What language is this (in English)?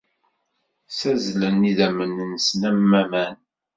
Kabyle